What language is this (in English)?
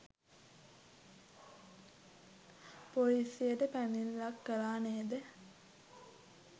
Sinhala